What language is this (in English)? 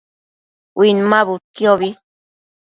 Matsés